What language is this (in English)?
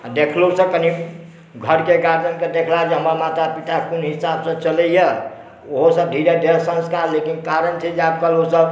Maithili